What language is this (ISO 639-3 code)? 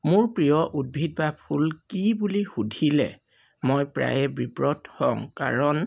asm